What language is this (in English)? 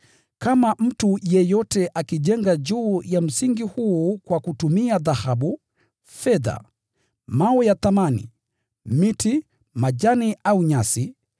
Swahili